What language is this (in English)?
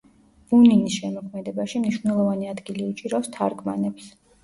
Georgian